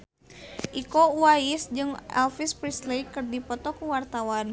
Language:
Sundanese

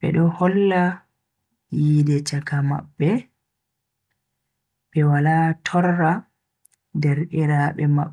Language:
Bagirmi Fulfulde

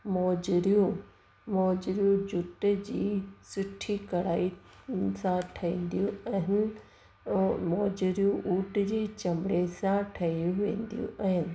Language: Sindhi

